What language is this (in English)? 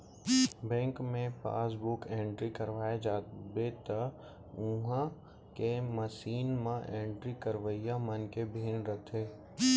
Chhattisgarhi